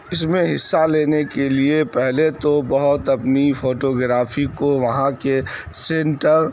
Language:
Urdu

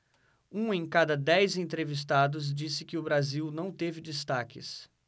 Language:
Portuguese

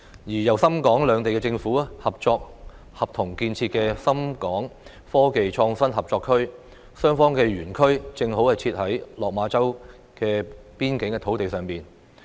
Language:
Cantonese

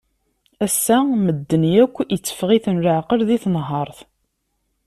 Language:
Kabyle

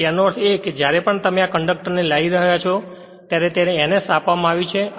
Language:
Gujarati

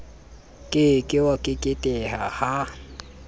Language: Southern Sotho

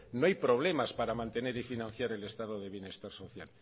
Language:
Spanish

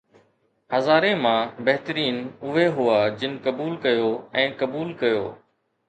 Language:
Sindhi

